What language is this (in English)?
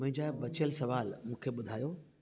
Sindhi